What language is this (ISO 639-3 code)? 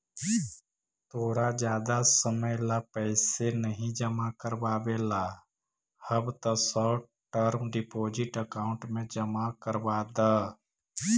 mag